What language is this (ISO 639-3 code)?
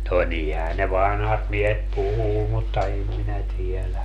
fin